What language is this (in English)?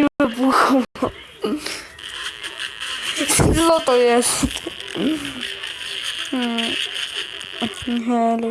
Polish